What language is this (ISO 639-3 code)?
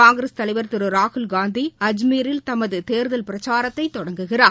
tam